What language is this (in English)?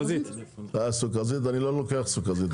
Hebrew